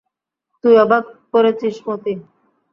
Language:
Bangla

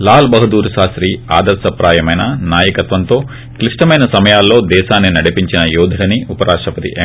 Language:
Telugu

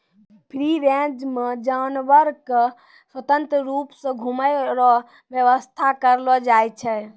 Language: Maithili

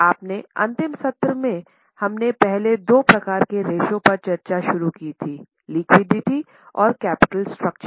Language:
Hindi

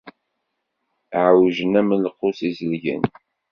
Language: Kabyle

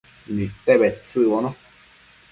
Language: Matsés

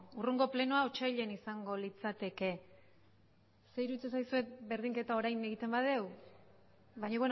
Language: Basque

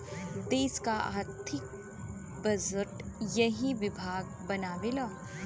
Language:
Bhojpuri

